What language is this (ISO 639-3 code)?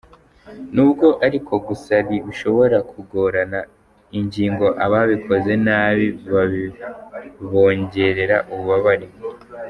kin